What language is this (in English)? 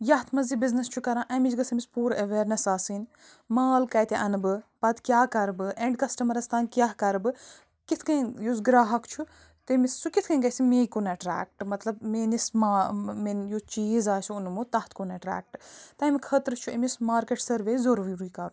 Kashmiri